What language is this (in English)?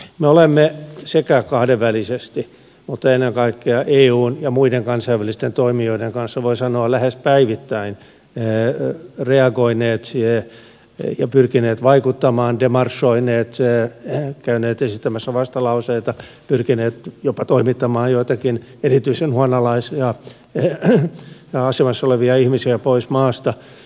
Finnish